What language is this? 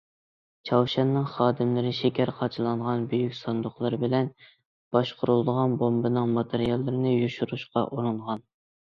Uyghur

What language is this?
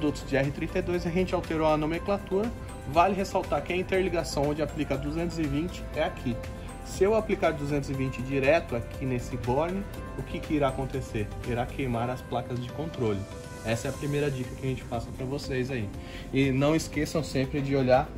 Portuguese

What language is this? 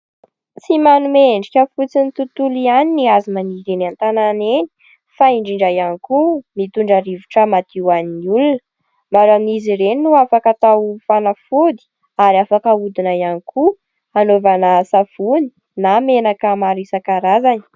Malagasy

